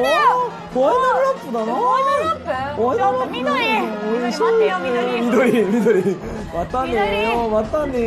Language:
Japanese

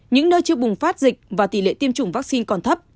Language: Vietnamese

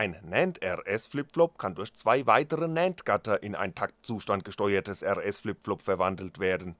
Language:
German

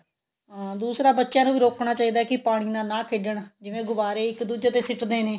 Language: Punjabi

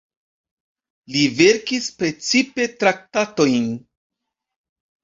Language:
Esperanto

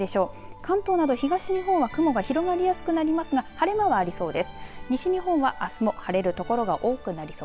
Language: Japanese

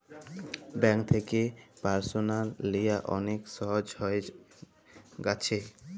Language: Bangla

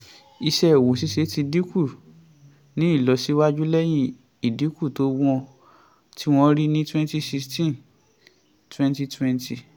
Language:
Yoruba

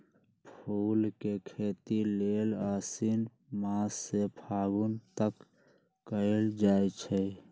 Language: Magahi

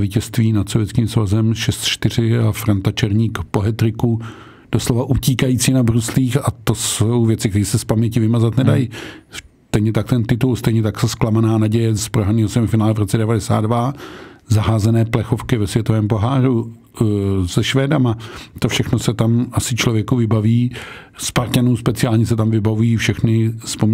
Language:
Czech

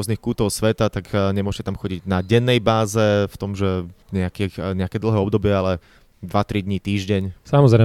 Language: Slovak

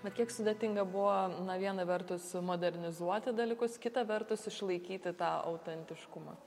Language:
Lithuanian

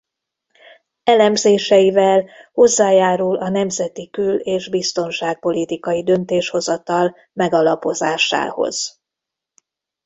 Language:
Hungarian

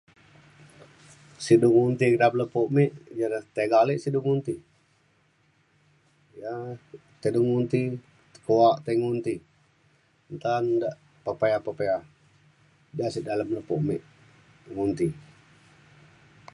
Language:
Mainstream Kenyah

